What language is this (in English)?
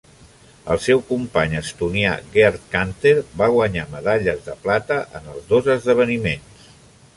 Catalan